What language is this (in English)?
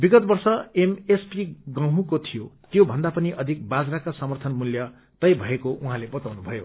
Nepali